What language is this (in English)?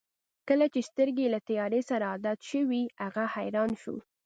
Pashto